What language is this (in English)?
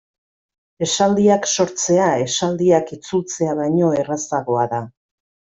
Basque